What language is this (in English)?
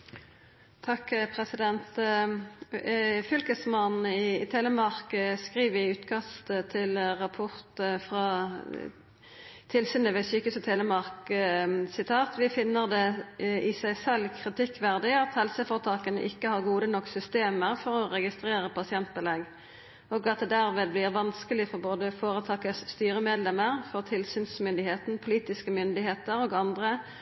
Norwegian